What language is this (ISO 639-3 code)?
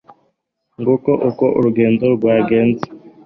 kin